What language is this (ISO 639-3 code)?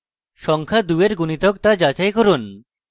ben